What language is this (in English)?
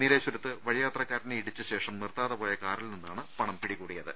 Malayalam